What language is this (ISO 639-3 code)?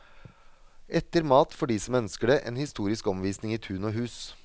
nor